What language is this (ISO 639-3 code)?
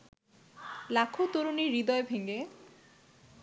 ben